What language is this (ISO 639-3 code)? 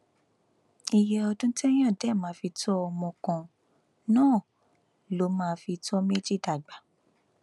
yor